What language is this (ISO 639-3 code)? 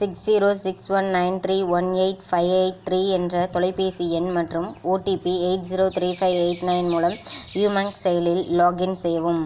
tam